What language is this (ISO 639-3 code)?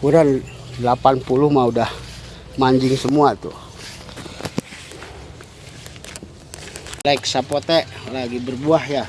ind